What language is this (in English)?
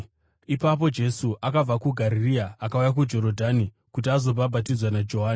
Shona